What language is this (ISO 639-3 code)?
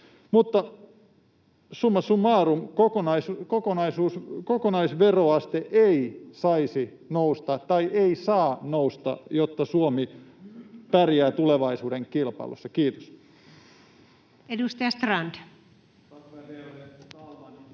fin